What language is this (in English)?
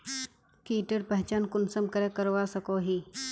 Magahi